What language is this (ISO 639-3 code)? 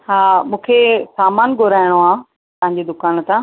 snd